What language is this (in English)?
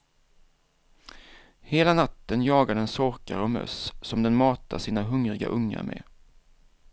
Swedish